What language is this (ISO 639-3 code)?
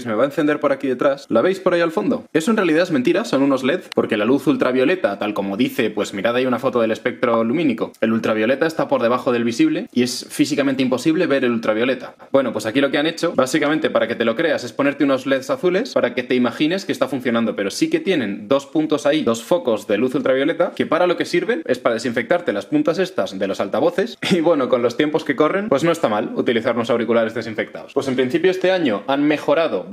spa